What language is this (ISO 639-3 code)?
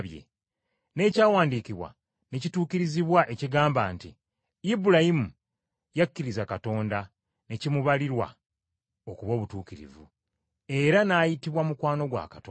lug